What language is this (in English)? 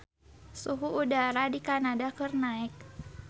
Sundanese